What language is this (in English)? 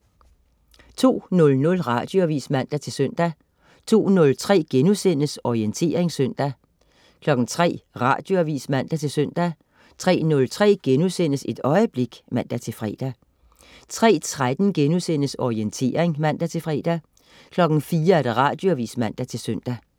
Danish